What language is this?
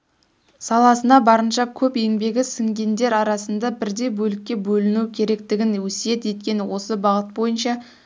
Kazakh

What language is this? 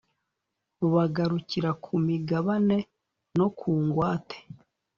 Kinyarwanda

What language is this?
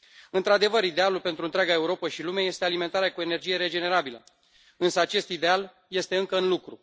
Romanian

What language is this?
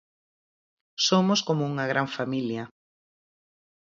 Galician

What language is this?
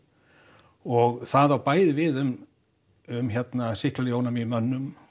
Icelandic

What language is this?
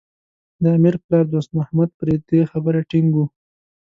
Pashto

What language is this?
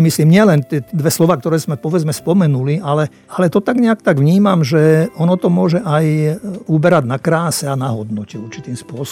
Slovak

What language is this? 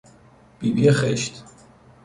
Persian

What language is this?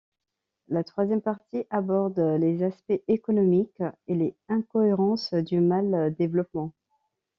French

